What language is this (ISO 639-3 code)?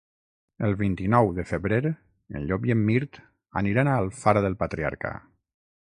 cat